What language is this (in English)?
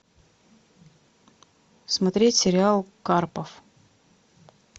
Russian